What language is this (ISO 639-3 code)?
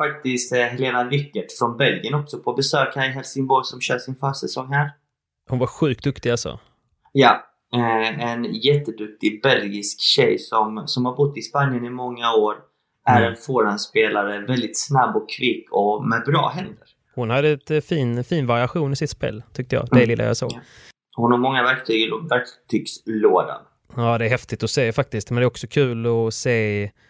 swe